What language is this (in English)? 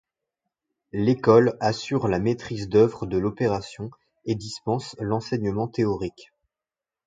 French